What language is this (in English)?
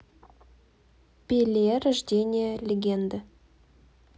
Russian